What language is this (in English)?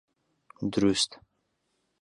Central Kurdish